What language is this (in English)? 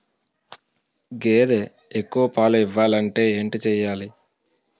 Telugu